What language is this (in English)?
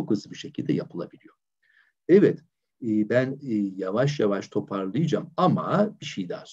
Turkish